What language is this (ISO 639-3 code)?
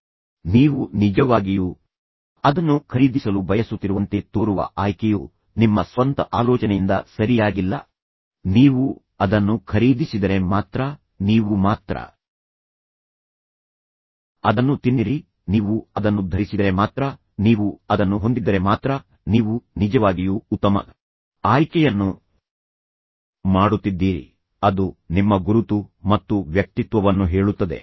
kan